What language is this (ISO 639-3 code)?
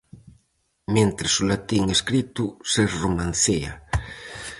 glg